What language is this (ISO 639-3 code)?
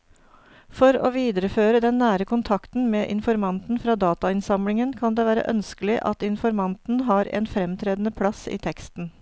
nor